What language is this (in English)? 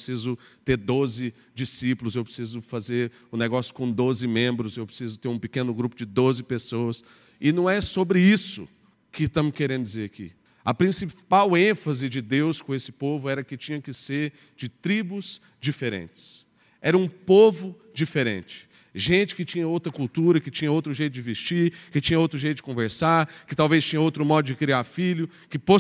Portuguese